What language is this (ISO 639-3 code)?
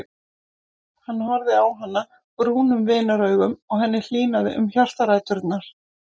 isl